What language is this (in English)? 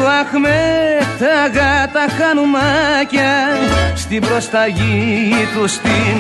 Greek